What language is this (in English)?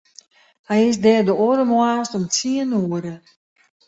Western Frisian